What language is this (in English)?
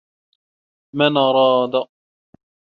Arabic